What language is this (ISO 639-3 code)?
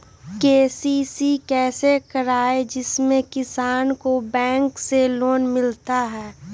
mag